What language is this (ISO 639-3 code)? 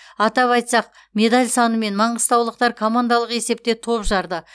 kaz